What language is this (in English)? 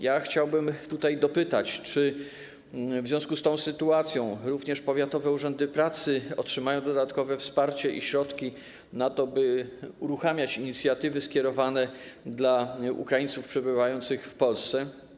Polish